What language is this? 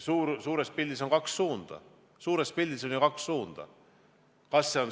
Estonian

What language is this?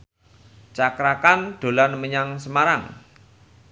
Javanese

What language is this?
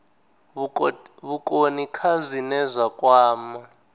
Venda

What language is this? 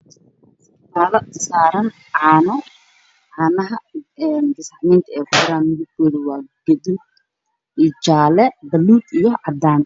Somali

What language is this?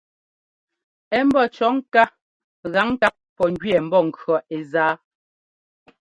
Ngomba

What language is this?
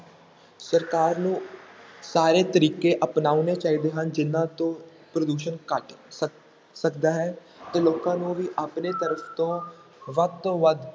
Punjabi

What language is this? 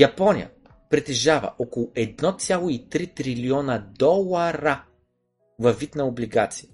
Bulgarian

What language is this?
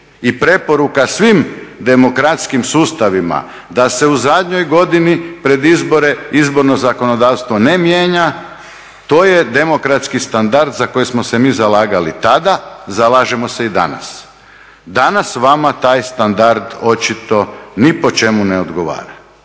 Croatian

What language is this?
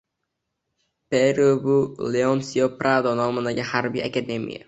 Uzbek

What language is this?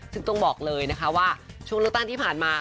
Thai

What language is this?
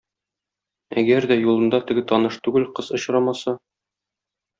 Tatar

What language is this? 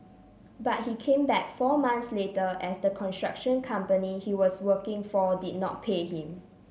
English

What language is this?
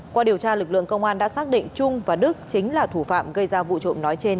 Vietnamese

